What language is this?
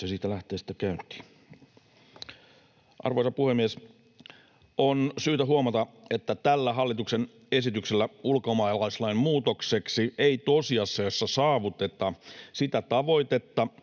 Finnish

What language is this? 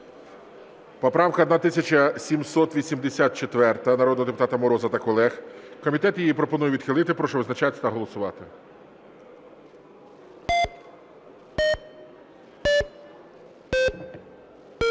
Ukrainian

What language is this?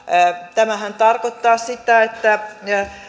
Finnish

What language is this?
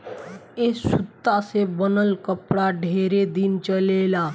Bhojpuri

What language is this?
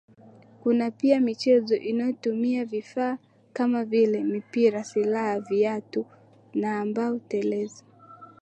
Swahili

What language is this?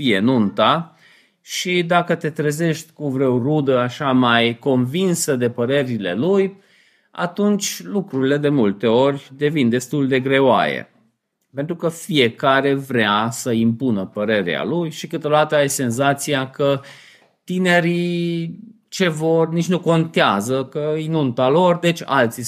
Romanian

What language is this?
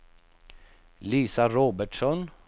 Swedish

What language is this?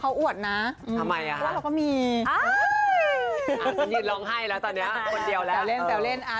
Thai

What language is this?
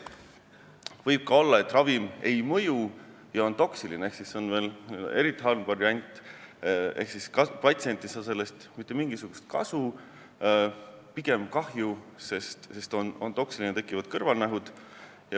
Estonian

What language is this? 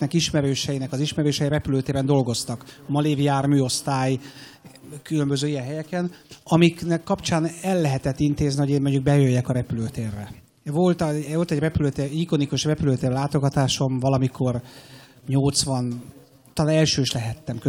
Hungarian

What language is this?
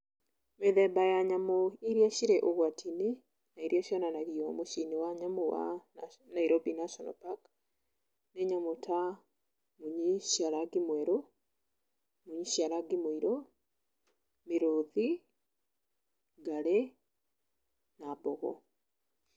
Kikuyu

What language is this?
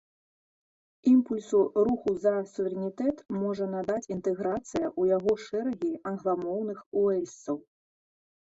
Belarusian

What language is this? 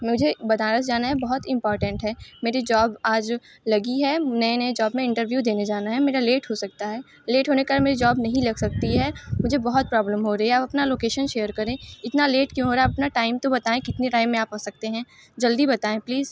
Hindi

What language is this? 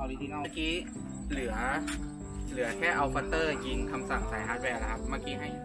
Thai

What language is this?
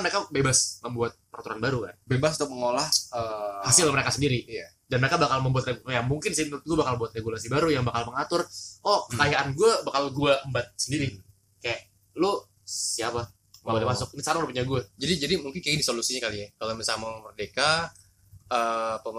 Indonesian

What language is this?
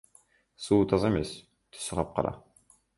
Kyrgyz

